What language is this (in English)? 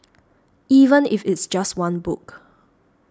English